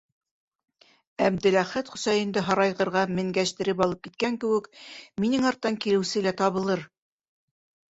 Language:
Bashkir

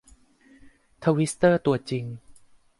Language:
Thai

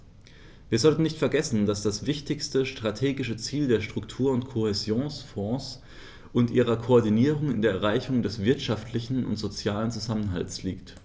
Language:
German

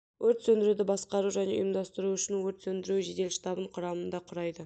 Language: Kazakh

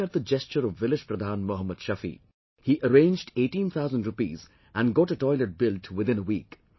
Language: English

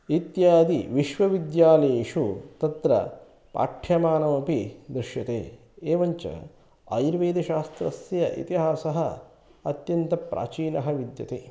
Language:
Sanskrit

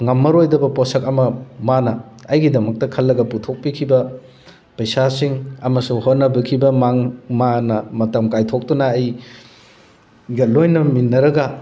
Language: Manipuri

